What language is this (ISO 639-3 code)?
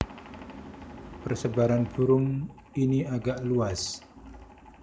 jav